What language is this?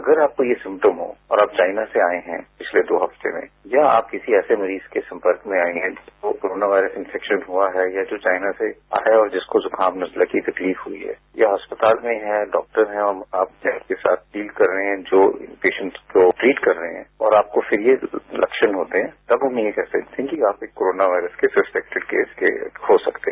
Hindi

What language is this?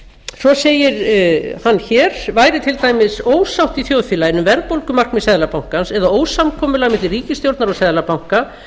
Icelandic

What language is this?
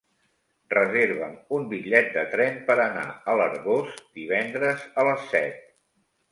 Catalan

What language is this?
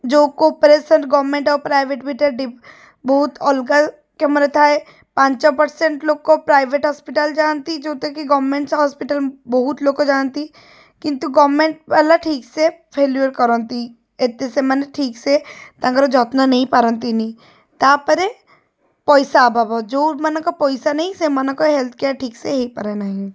Odia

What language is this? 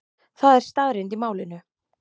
Icelandic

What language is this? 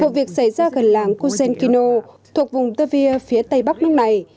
Vietnamese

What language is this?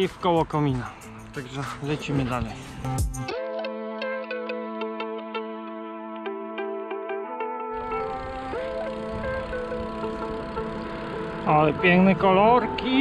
Polish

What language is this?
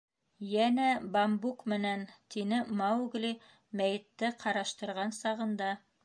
Bashkir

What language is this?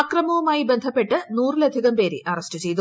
Malayalam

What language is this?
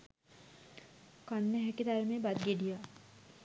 Sinhala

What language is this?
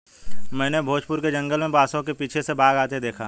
Hindi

